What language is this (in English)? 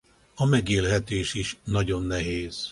Hungarian